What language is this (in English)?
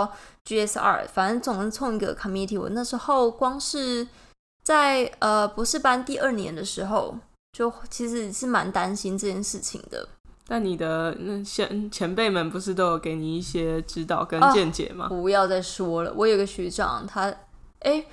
Chinese